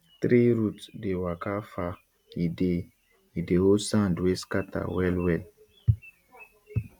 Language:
Nigerian Pidgin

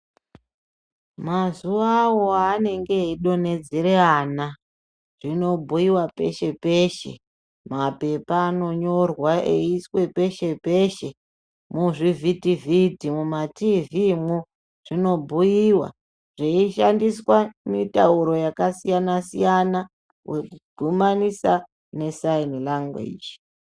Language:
Ndau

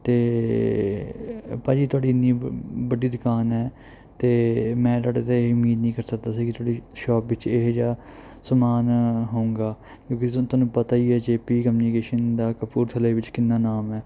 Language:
Punjabi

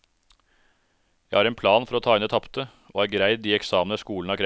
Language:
Norwegian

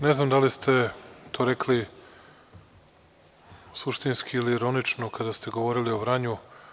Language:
Serbian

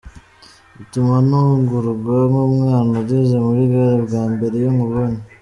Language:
Kinyarwanda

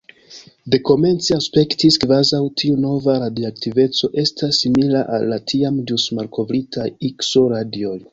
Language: Esperanto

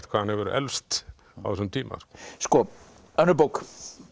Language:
Icelandic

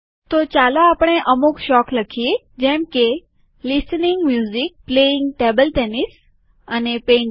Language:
Gujarati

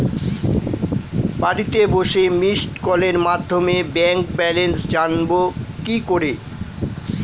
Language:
Bangla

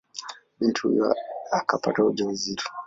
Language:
Swahili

